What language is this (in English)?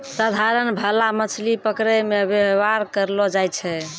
Maithili